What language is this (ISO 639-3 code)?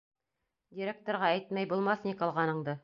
bak